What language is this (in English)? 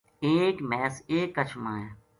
Gujari